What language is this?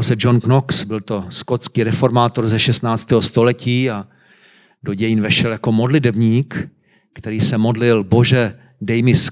Czech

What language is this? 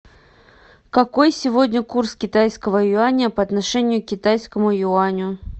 Russian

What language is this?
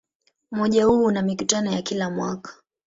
Swahili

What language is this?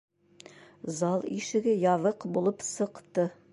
Bashkir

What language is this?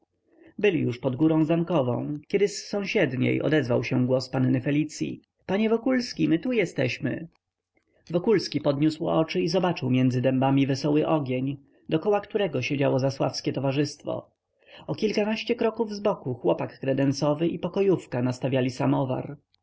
Polish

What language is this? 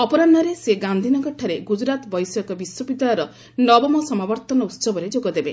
Odia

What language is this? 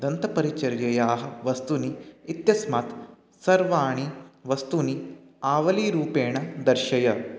Sanskrit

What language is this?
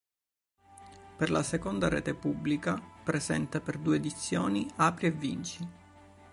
Italian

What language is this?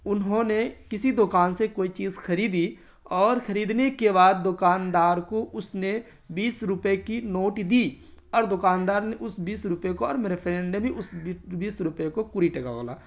Urdu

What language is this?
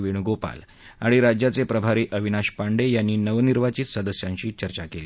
Marathi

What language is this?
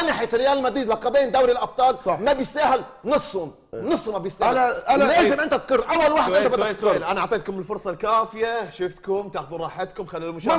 Arabic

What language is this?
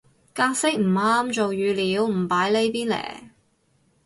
Cantonese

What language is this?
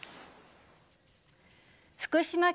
Japanese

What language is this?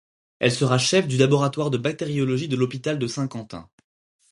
French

